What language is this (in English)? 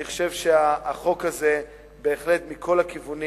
Hebrew